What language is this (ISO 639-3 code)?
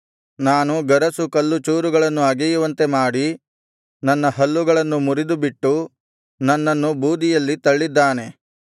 kan